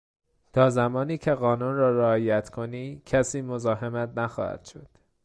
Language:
Persian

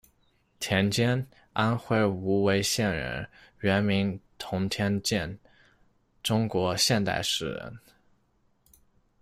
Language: Chinese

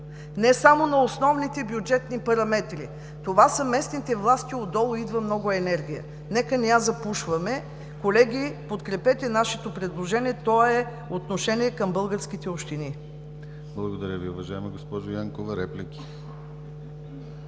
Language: Bulgarian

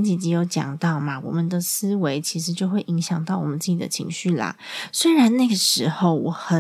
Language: Chinese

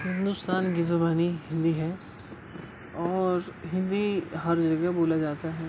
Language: Urdu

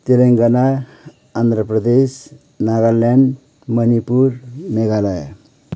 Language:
Nepali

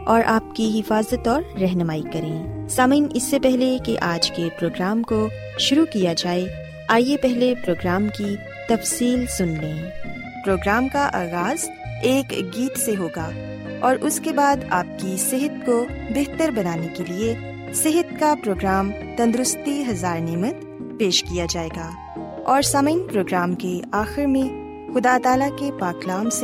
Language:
Urdu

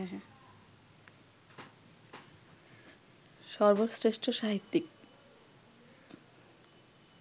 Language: Bangla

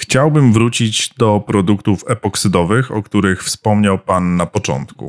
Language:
Polish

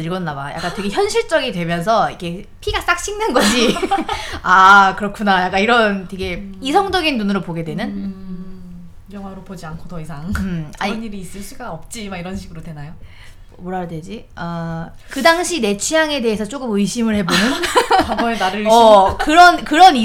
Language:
Korean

